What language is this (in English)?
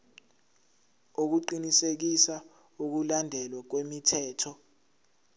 Zulu